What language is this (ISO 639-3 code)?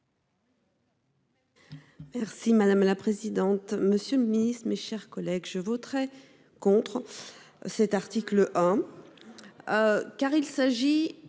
fra